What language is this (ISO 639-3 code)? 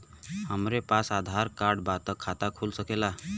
bho